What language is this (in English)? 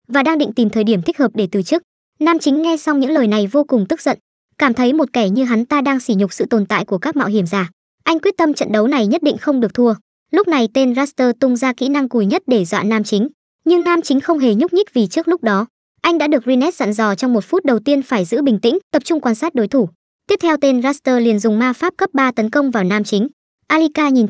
Vietnamese